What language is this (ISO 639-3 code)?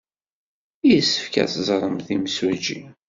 kab